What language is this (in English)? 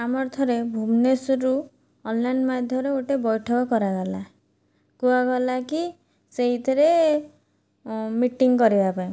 Odia